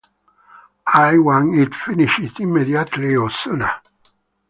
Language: English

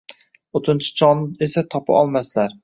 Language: Uzbek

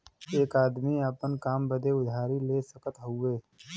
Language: Bhojpuri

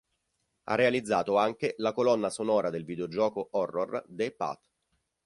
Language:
Italian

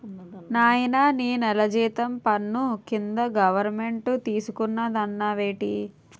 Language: Telugu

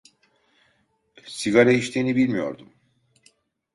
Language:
Turkish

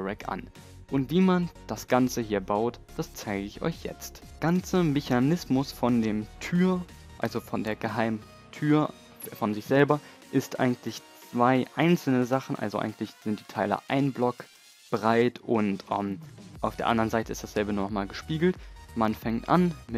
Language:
German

